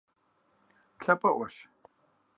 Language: Kabardian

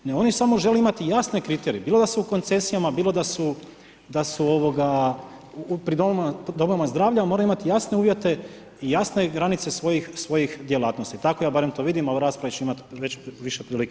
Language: Croatian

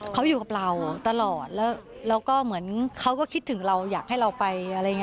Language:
Thai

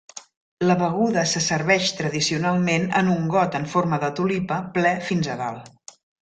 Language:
Catalan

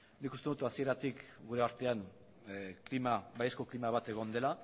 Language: Basque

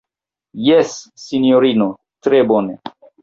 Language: Esperanto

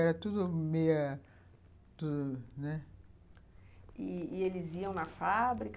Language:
Portuguese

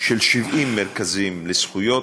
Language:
Hebrew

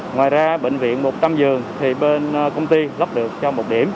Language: Vietnamese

